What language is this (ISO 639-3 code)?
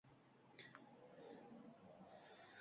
uzb